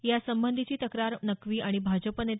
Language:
Marathi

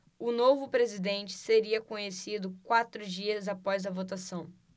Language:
Portuguese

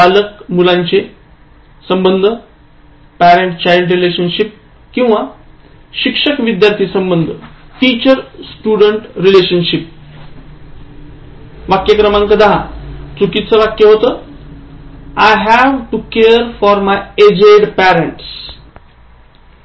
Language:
Marathi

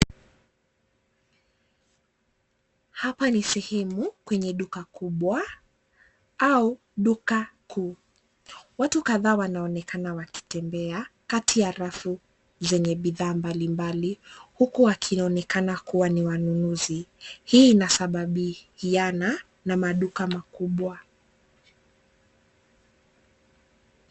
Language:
Swahili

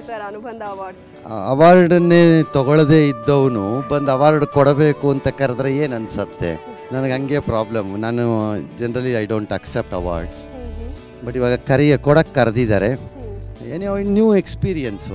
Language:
Kannada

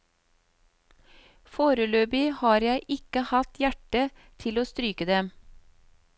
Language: Norwegian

